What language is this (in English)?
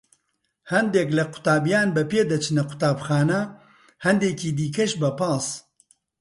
Central Kurdish